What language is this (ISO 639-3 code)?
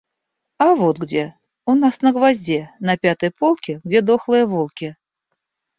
rus